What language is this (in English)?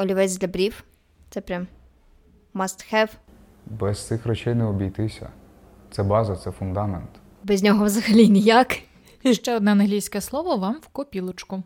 Ukrainian